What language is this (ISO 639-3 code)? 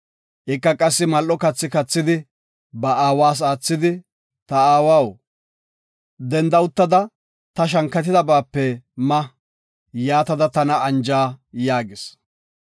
gof